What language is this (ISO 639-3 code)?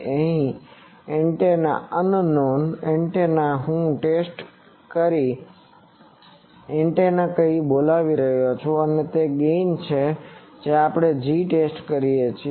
guj